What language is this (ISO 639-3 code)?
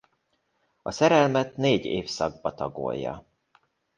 hun